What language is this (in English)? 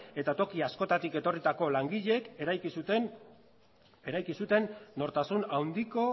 Basque